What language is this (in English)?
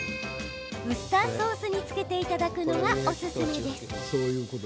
Japanese